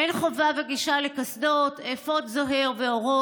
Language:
Hebrew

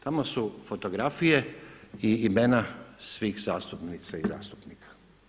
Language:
Croatian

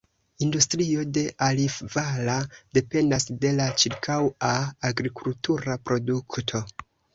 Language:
Esperanto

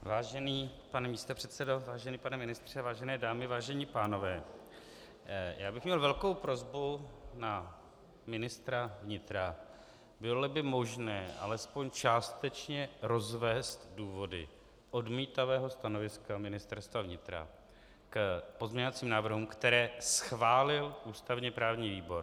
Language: Czech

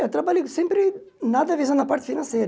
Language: Portuguese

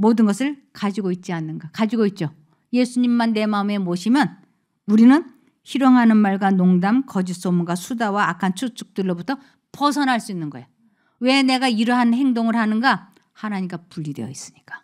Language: Korean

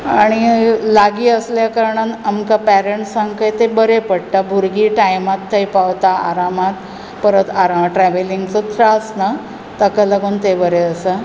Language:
Konkani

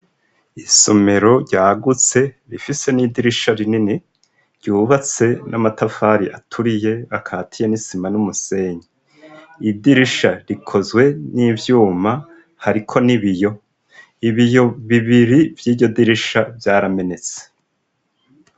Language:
Rundi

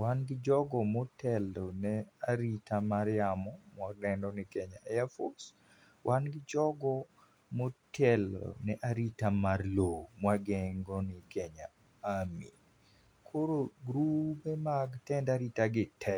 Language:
Luo (Kenya and Tanzania)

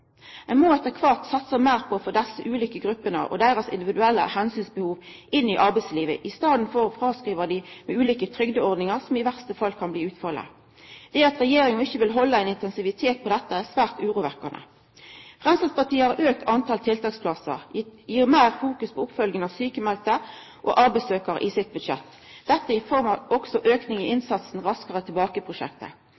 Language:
Norwegian Nynorsk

